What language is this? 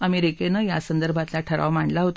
Marathi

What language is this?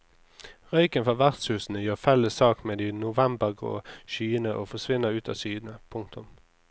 Norwegian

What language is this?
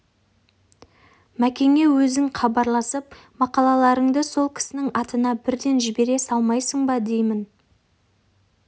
Kazakh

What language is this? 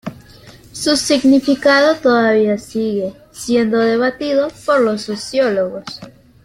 Spanish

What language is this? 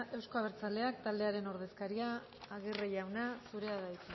Basque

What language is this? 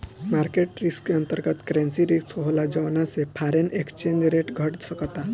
Bhojpuri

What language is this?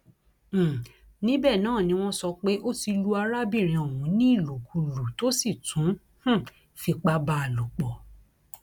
Yoruba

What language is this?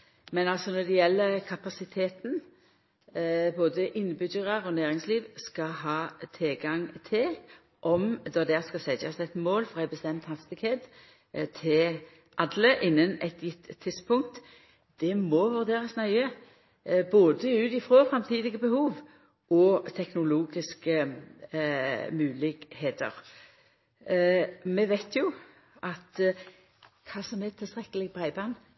Norwegian Nynorsk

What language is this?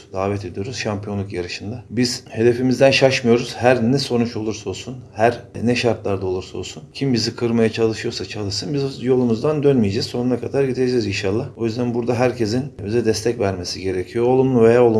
Turkish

